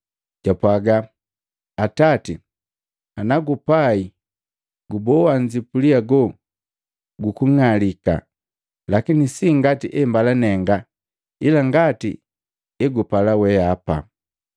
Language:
Matengo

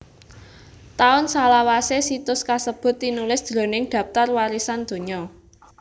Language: Javanese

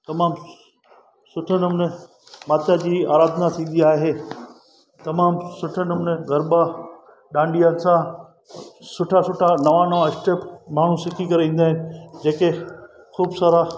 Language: Sindhi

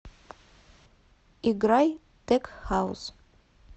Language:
Russian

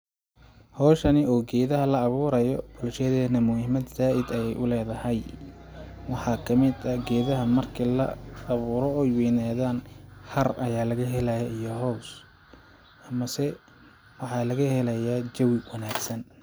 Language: Somali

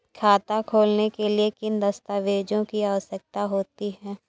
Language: Hindi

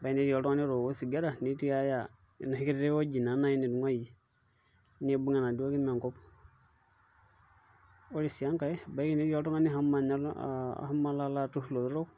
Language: Masai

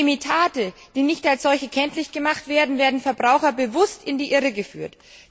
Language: German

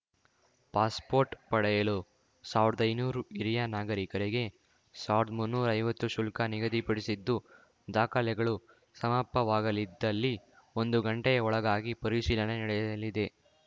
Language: Kannada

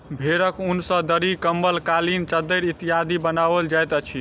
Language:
Maithili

